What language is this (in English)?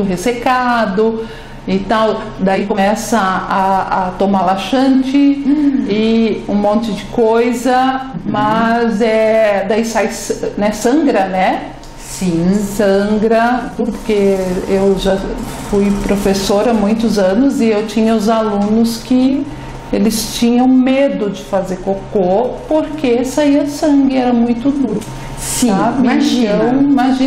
Portuguese